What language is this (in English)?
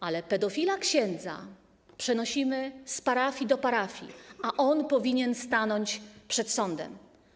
Polish